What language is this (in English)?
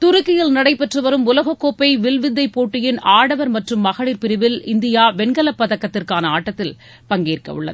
Tamil